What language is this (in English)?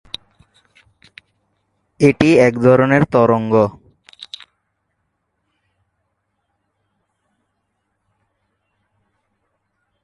Bangla